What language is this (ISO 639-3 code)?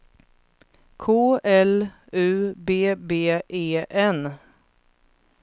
swe